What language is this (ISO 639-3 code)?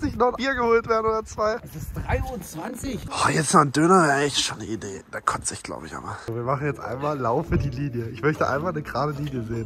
deu